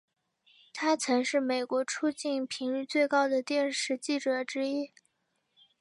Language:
Chinese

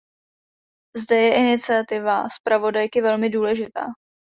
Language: Czech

